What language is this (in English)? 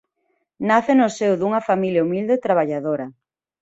Galician